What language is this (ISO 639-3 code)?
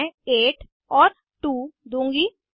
hin